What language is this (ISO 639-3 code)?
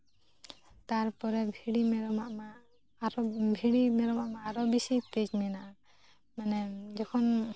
sat